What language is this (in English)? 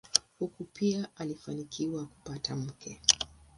Swahili